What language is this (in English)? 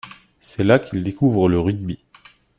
French